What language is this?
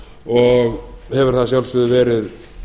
Icelandic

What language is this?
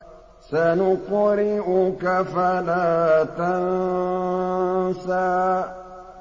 Arabic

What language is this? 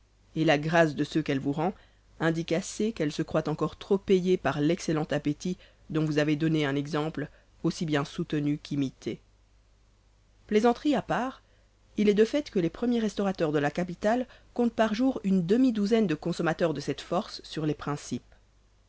French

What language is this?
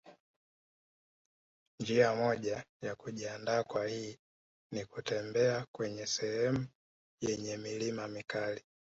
Swahili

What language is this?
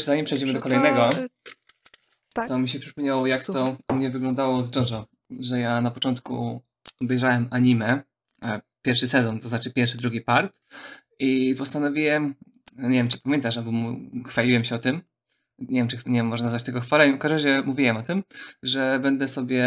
Polish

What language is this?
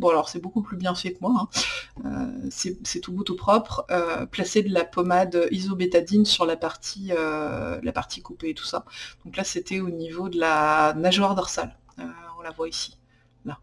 French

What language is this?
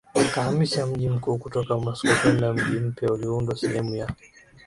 Swahili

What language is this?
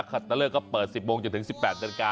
Thai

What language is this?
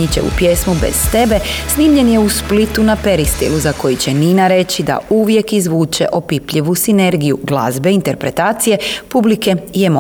Croatian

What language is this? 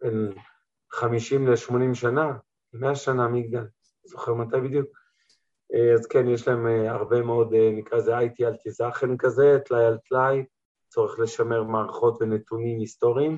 Hebrew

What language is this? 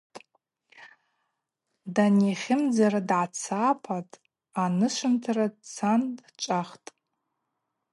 Abaza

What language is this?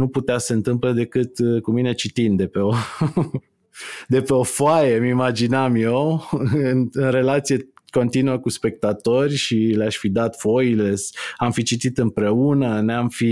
Romanian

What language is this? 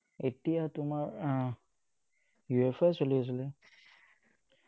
Assamese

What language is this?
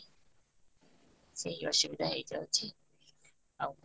Odia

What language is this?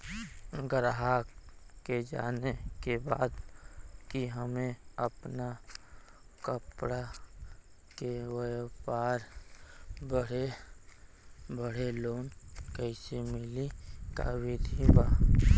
Bhojpuri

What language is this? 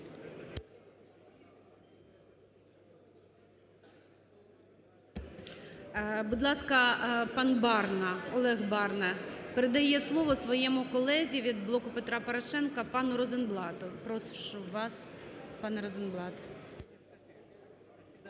Ukrainian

